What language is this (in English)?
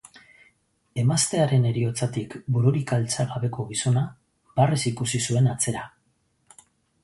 Basque